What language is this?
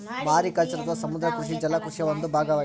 Kannada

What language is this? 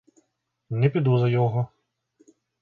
Ukrainian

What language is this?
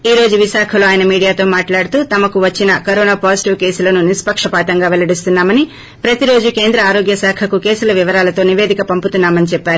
Telugu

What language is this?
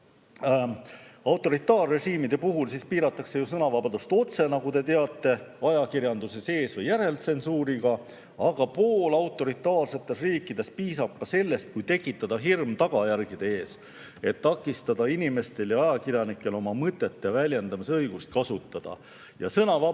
Estonian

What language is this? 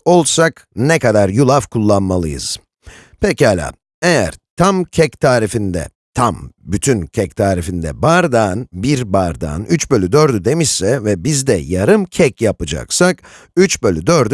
Turkish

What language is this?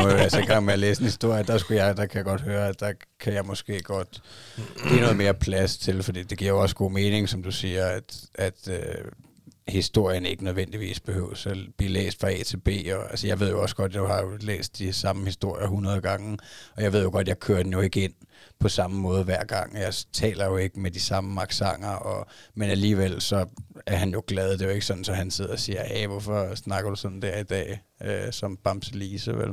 Danish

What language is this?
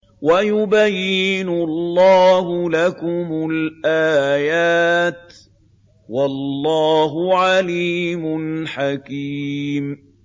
Arabic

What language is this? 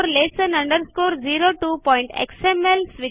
Marathi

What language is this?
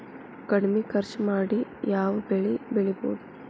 Kannada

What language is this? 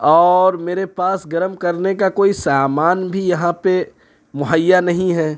Urdu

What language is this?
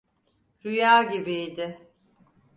Turkish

